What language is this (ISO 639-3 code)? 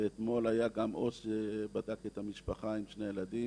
heb